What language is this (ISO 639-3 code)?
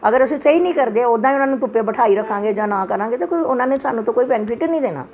pan